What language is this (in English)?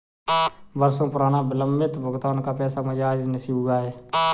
Hindi